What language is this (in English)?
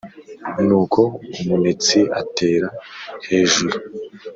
Kinyarwanda